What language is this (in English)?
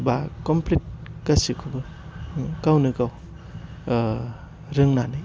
Bodo